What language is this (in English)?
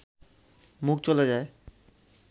Bangla